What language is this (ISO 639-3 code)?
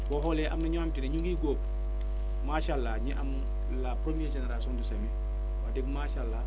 wol